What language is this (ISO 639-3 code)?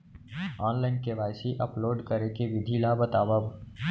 hne